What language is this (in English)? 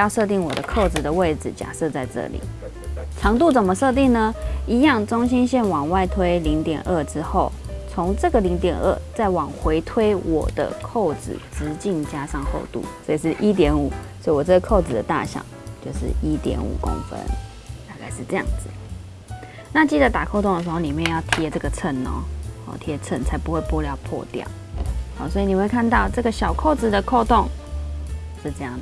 Chinese